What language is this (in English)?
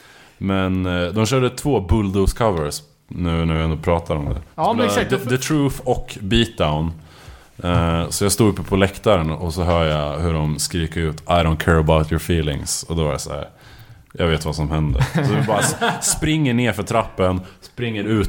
Swedish